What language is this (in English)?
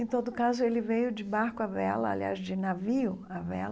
Portuguese